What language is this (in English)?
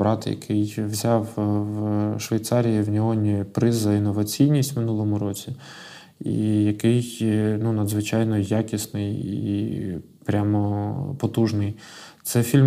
Ukrainian